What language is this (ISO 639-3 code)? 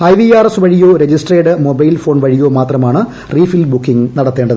mal